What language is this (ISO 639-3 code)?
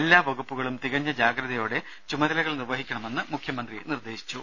mal